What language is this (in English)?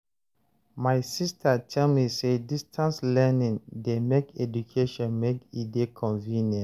Nigerian Pidgin